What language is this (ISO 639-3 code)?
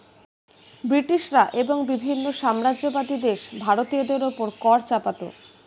ben